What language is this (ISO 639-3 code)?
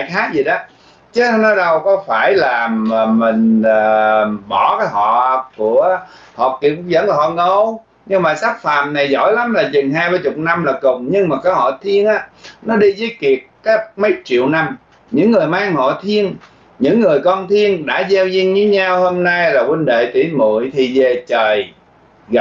vie